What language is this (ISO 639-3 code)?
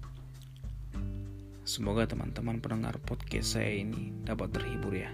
ind